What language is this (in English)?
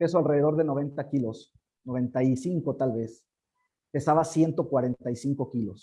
Spanish